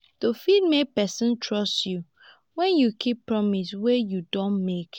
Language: Nigerian Pidgin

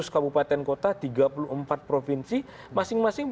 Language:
Indonesian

